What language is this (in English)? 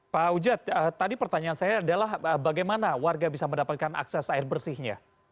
Indonesian